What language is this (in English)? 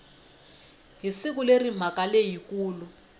Tsonga